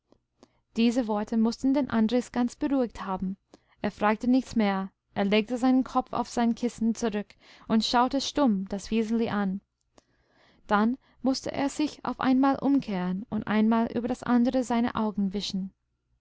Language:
German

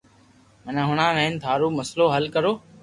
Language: Loarki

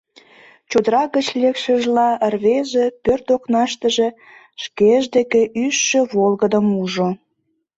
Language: Mari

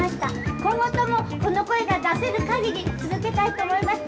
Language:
Japanese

